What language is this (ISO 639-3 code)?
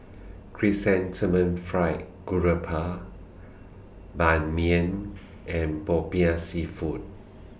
eng